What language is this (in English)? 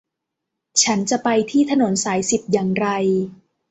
Thai